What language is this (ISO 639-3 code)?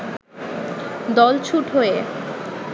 ben